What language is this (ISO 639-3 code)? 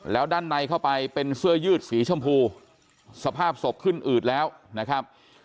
tha